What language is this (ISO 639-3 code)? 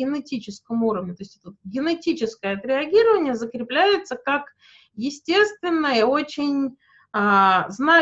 rus